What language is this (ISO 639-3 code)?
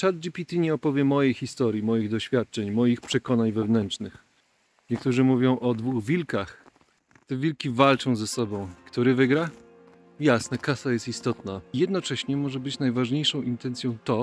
pol